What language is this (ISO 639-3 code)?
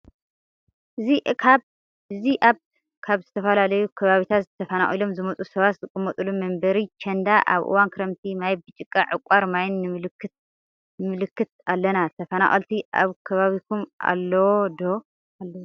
tir